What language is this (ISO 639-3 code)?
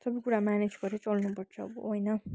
nep